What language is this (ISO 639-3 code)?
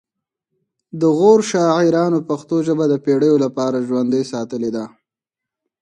pus